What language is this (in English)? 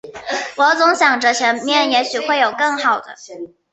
Chinese